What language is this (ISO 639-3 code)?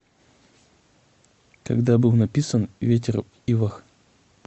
rus